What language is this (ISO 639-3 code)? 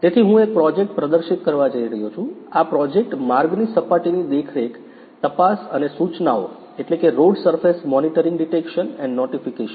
guj